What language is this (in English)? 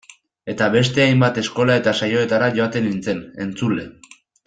Basque